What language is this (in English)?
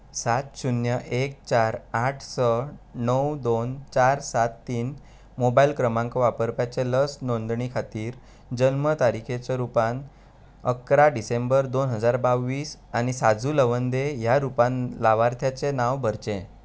Konkani